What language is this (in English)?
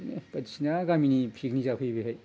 Bodo